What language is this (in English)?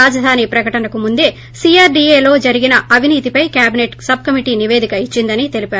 Telugu